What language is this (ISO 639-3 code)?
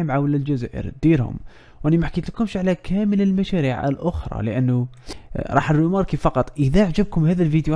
ara